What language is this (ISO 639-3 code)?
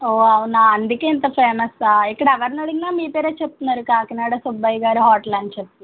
tel